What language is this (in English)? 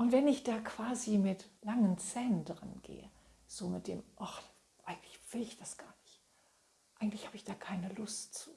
German